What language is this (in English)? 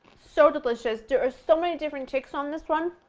English